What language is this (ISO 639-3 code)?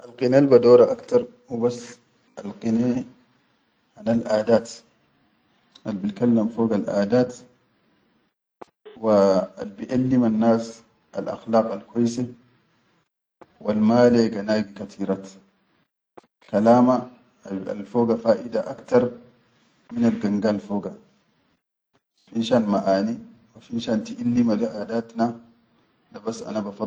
shu